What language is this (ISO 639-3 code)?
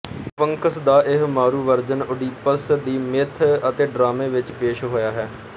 pan